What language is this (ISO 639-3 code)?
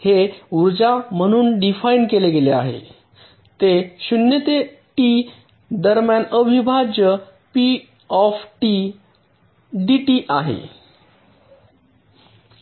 mar